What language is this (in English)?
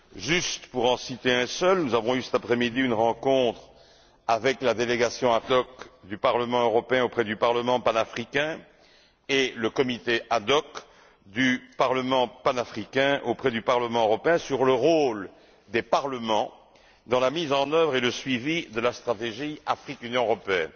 French